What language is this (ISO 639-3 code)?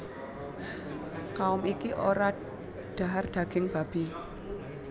jav